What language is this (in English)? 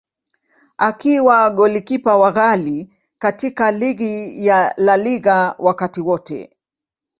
Swahili